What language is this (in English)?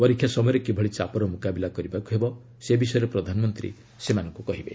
Odia